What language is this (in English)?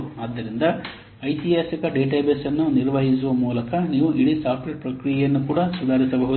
Kannada